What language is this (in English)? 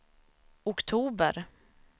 Swedish